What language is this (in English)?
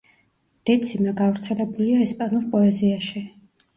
Georgian